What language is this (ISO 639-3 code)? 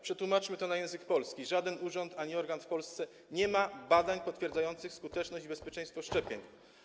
pol